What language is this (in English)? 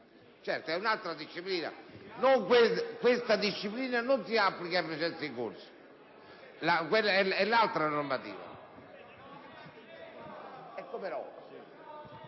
Italian